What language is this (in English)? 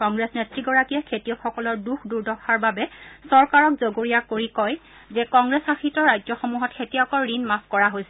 Assamese